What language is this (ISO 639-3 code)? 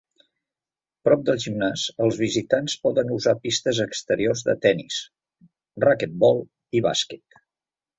cat